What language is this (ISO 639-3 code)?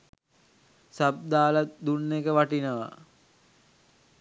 sin